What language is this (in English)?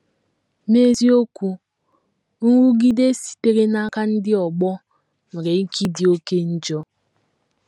Igbo